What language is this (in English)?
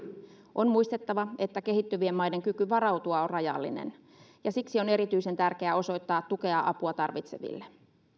Finnish